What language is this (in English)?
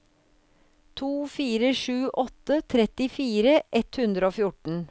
Norwegian